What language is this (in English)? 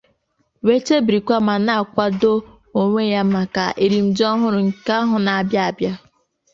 Igbo